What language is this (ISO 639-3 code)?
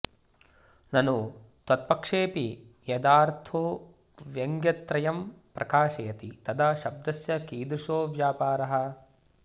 san